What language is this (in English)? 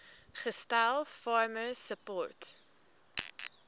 Afrikaans